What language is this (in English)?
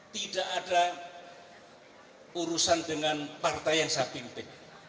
Indonesian